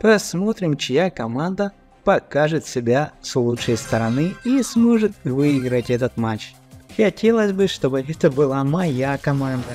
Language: Russian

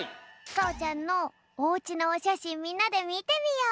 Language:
Japanese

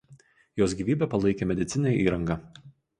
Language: Lithuanian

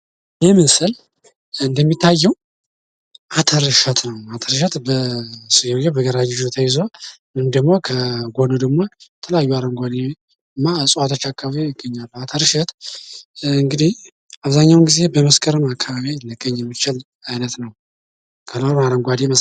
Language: Amharic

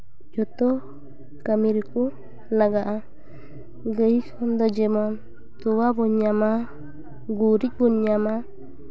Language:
Santali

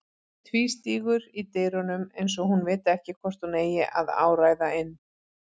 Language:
Icelandic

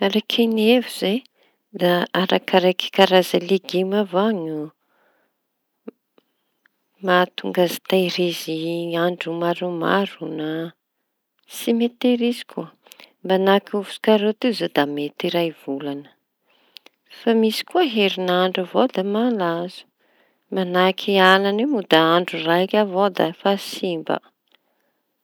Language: Tanosy Malagasy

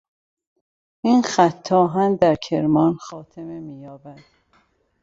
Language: Persian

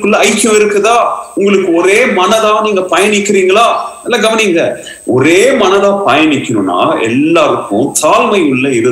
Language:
Tamil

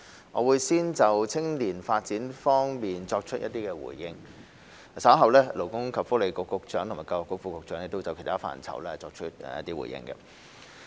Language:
Cantonese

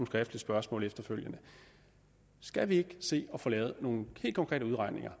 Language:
Danish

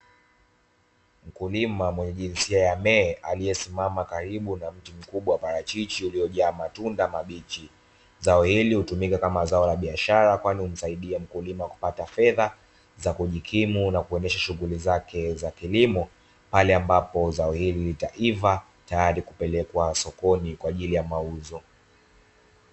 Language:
Swahili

